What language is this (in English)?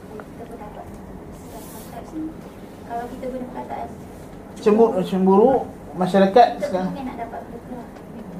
Malay